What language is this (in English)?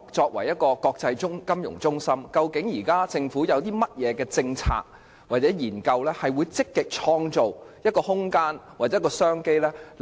Cantonese